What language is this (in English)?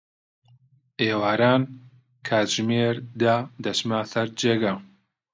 Central Kurdish